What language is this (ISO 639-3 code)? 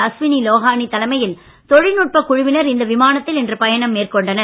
tam